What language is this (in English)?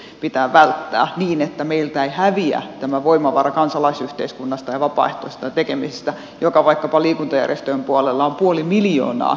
Finnish